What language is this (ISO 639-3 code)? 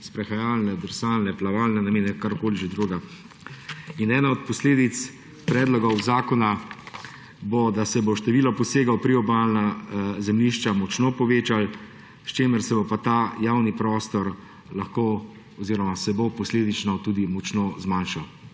slv